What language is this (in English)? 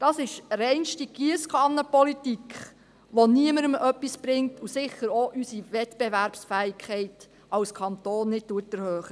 Swiss German